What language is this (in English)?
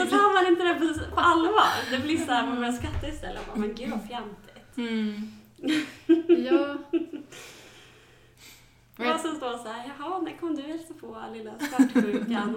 Swedish